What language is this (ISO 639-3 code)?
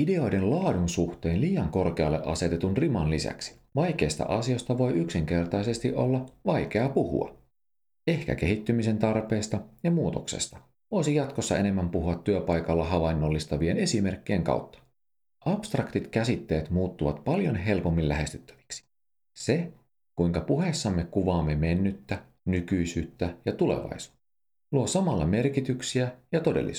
fin